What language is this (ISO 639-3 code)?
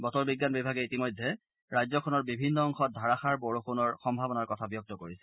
asm